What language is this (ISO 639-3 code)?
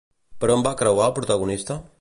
cat